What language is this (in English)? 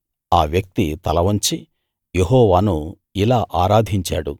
Telugu